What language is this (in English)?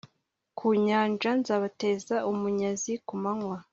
Kinyarwanda